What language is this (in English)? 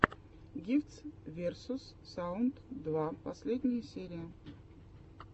Russian